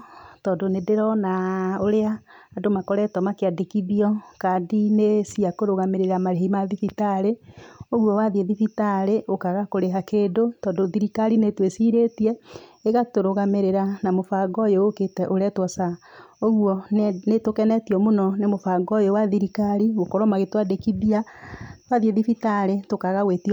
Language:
Kikuyu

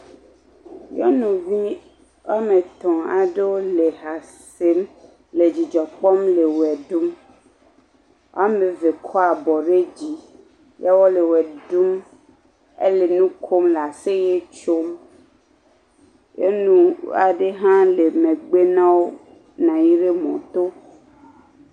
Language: Ewe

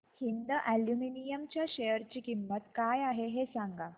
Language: Marathi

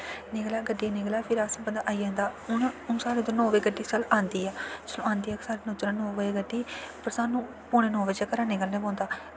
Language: Dogri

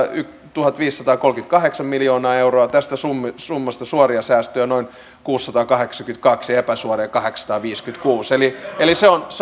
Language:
Finnish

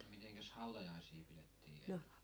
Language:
Finnish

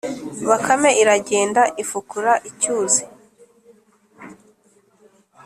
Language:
Kinyarwanda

